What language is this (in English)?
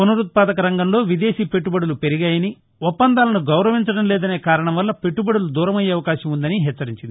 Telugu